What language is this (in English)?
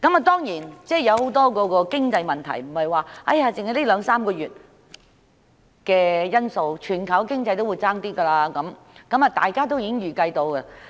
Cantonese